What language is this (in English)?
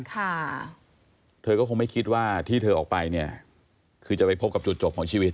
Thai